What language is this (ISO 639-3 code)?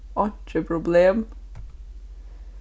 fao